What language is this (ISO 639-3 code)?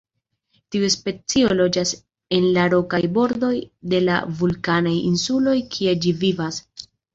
epo